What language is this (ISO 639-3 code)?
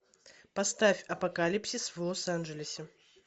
rus